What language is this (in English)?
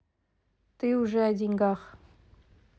Russian